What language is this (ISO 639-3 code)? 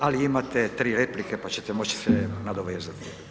hrv